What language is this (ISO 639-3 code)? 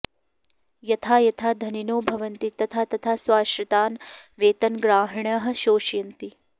san